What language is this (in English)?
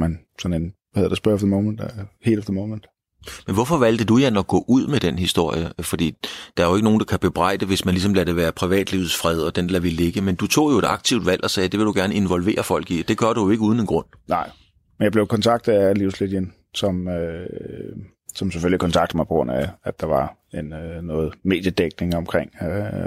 Danish